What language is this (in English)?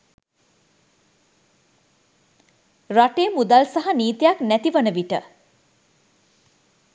Sinhala